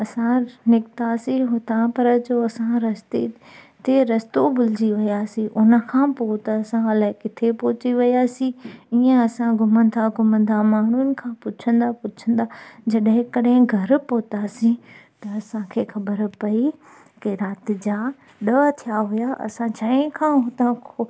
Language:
Sindhi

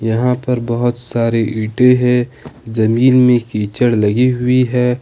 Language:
Hindi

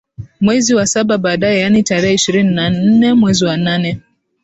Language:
Swahili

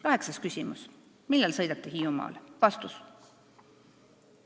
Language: Estonian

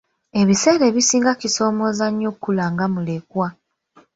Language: Ganda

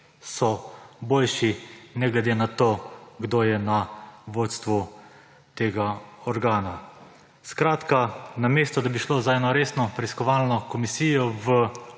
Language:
Slovenian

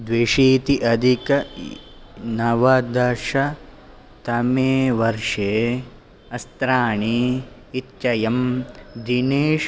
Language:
Sanskrit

